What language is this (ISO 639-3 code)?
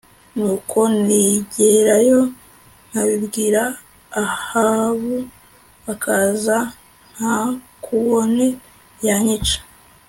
kin